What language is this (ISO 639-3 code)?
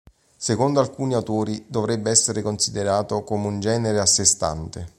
ita